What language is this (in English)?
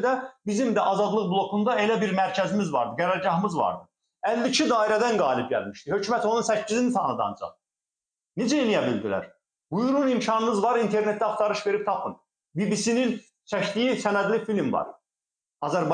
Turkish